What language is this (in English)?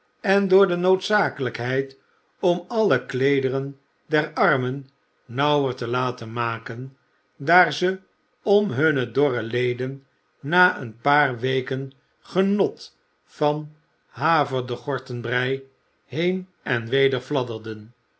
Dutch